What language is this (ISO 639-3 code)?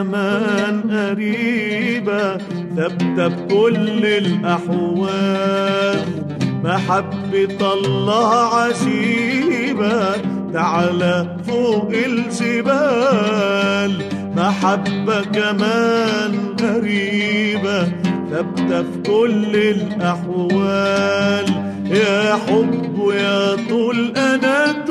ara